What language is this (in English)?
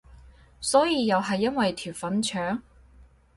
Cantonese